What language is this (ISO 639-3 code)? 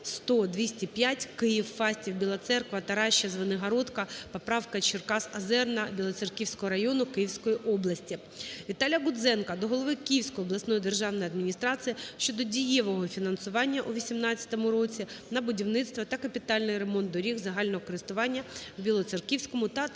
ukr